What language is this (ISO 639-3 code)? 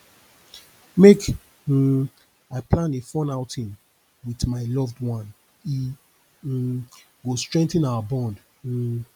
pcm